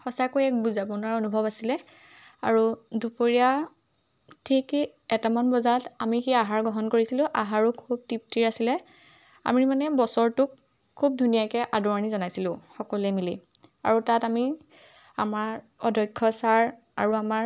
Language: Assamese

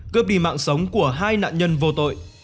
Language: Vietnamese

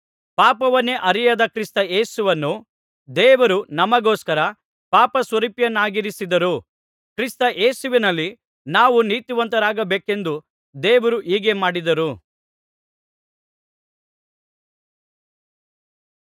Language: Kannada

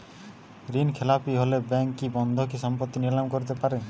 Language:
Bangla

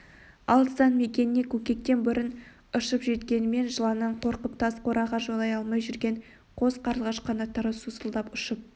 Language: Kazakh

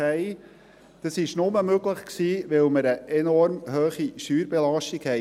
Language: Swiss German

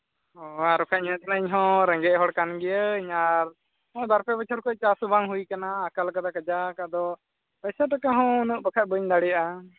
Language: Santali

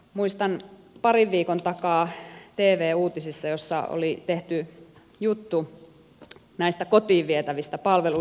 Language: Finnish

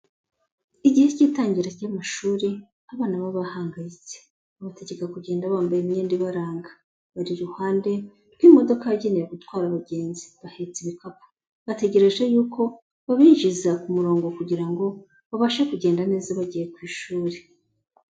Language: Kinyarwanda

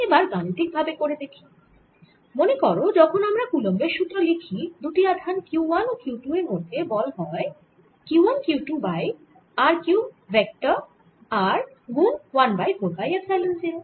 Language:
Bangla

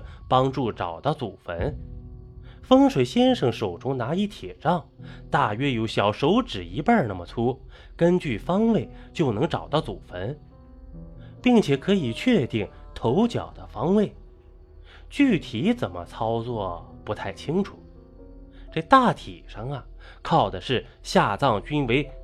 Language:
Chinese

